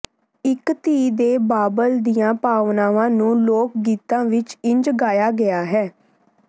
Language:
Punjabi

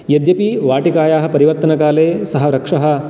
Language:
Sanskrit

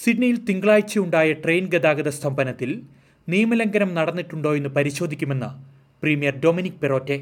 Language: Malayalam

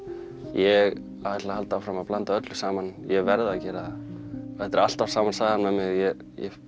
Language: Icelandic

